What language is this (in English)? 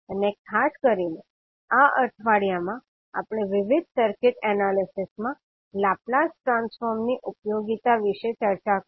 Gujarati